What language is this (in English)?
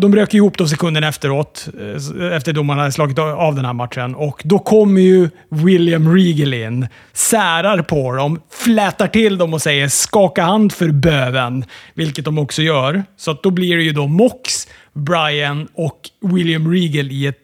Swedish